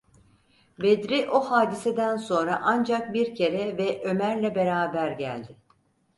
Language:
Turkish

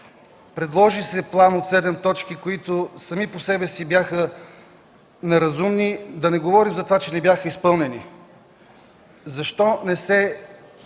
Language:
Bulgarian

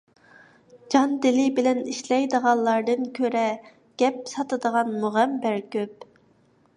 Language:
Uyghur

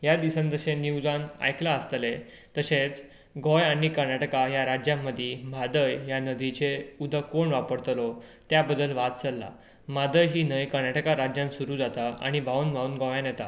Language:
Konkani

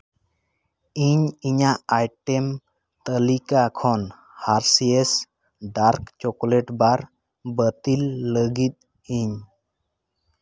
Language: Santali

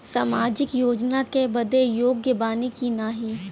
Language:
Bhojpuri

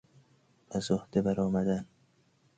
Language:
Persian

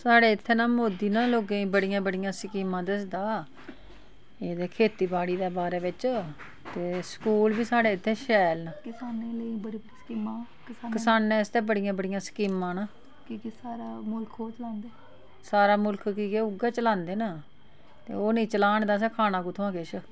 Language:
Dogri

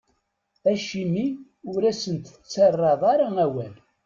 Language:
Kabyle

